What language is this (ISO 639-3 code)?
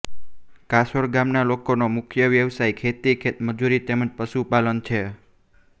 guj